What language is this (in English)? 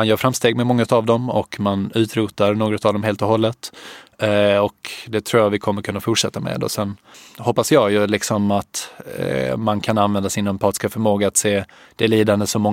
Swedish